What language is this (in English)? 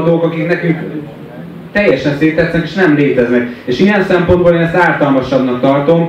Hungarian